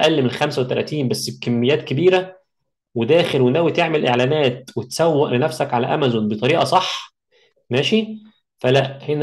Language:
Arabic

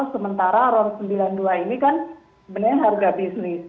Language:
Indonesian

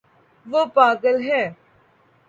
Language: Urdu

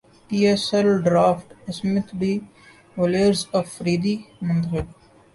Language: Urdu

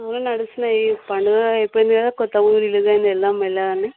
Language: Telugu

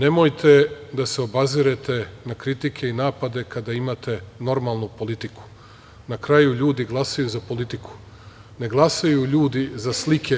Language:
Serbian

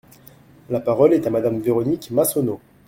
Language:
French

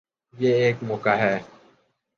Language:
Urdu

